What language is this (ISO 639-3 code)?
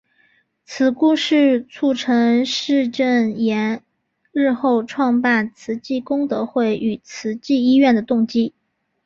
zho